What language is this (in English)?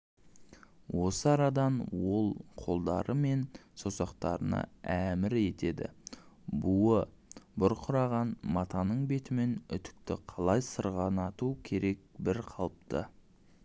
Kazakh